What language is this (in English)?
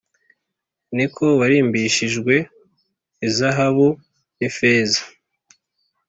Kinyarwanda